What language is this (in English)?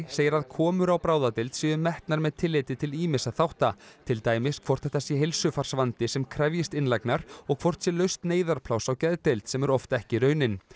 Icelandic